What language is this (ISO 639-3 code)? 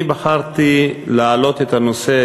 heb